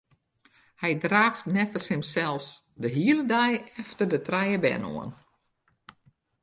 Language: Western Frisian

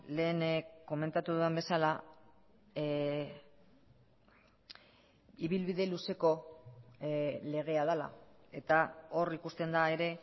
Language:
Basque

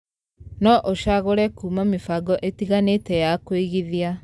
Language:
Kikuyu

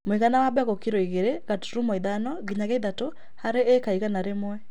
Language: Kikuyu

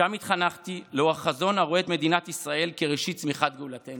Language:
Hebrew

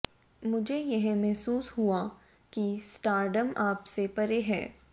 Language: Hindi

